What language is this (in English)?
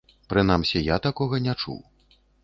Belarusian